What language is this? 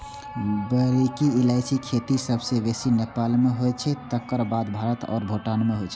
Maithili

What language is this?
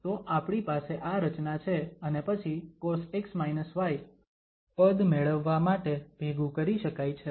Gujarati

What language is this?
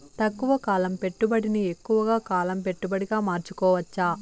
Telugu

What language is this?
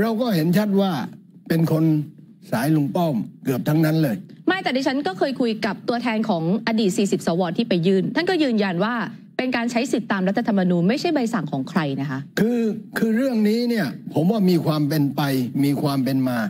Thai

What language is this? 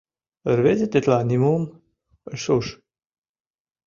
Mari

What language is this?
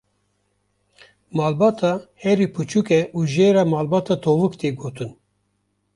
Kurdish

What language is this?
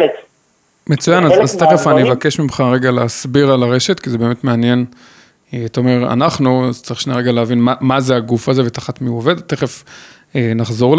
Hebrew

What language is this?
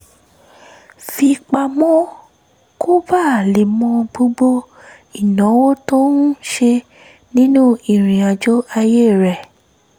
Yoruba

